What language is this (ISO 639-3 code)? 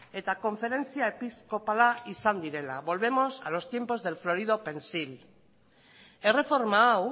eus